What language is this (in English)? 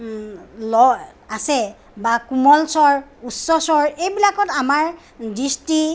Assamese